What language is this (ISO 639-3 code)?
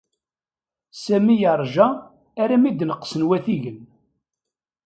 kab